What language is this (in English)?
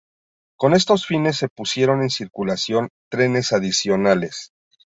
Spanish